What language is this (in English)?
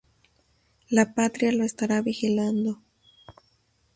Spanish